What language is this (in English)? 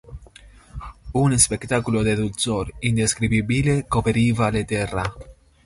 Interlingua